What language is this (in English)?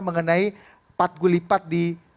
Indonesian